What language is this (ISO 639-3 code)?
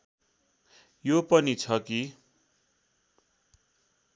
nep